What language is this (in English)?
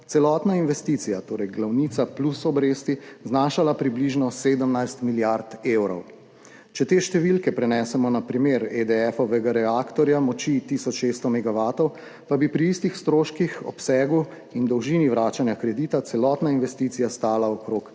Slovenian